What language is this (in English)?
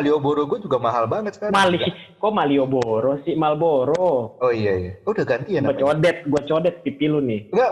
Indonesian